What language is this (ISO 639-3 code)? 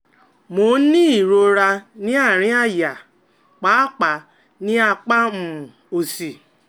yor